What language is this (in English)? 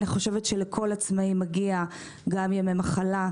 Hebrew